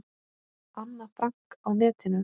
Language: Icelandic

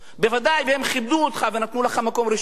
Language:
Hebrew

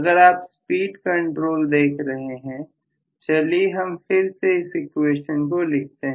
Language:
Hindi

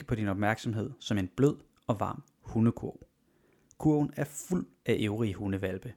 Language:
Danish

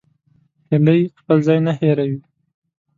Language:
Pashto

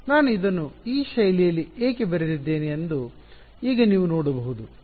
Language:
Kannada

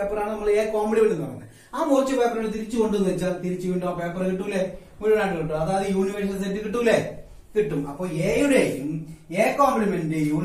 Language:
Hindi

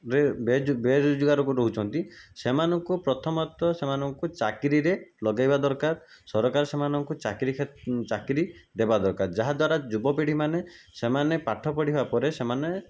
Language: Odia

